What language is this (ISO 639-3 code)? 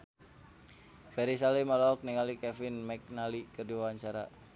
sun